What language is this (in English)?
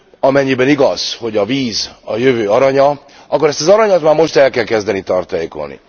Hungarian